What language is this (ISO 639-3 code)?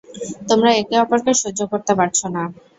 ben